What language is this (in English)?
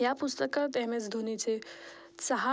Marathi